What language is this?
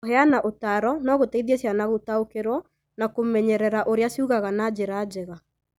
Kikuyu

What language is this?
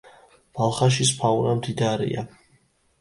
Georgian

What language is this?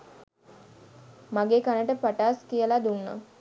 Sinhala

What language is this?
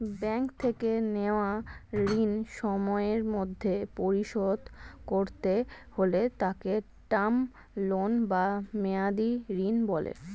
Bangla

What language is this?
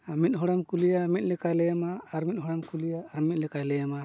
Santali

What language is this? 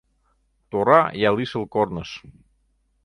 Mari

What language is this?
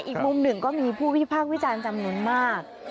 Thai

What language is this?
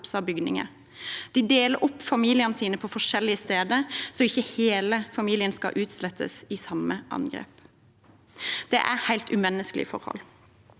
Norwegian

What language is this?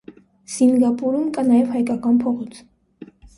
Armenian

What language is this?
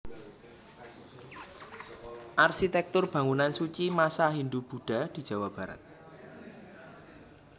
Javanese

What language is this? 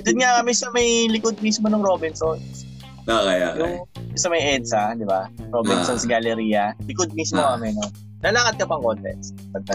Filipino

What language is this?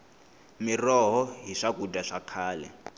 Tsonga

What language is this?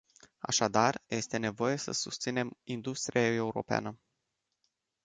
Romanian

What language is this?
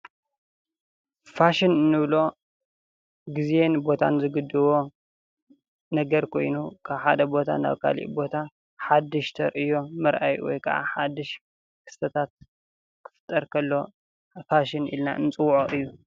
Tigrinya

